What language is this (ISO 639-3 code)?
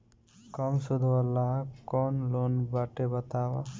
bho